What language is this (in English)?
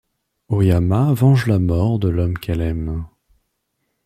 French